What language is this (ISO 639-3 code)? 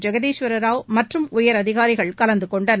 tam